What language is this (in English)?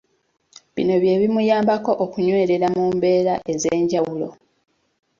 Ganda